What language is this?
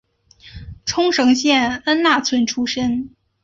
Chinese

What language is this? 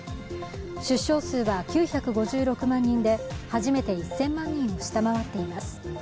Japanese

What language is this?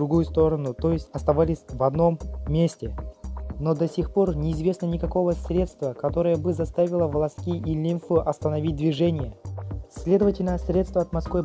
Russian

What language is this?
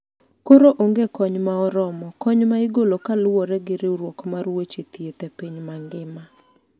Luo (Kenya and Tanzania)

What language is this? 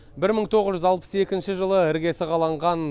Kazakh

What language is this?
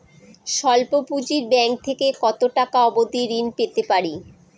Bangla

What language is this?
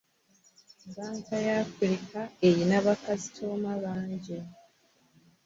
Ganda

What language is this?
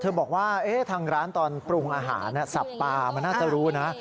Thai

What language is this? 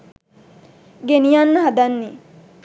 Sinhala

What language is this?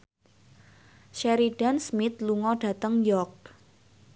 Javanese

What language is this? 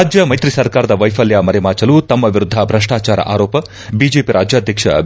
Kannada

